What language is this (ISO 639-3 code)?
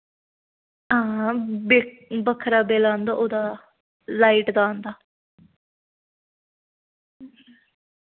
doi